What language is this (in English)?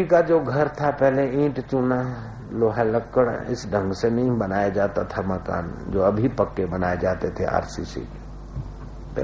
Hindi